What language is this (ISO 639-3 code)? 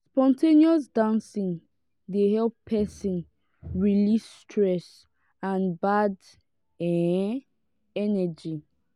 pcm